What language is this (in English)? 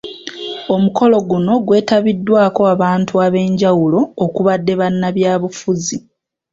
Ganda